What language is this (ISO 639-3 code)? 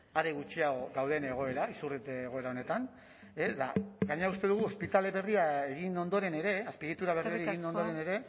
eus